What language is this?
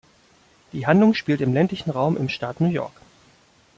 German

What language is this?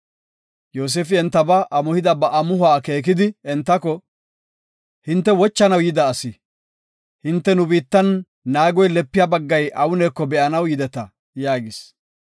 Gofa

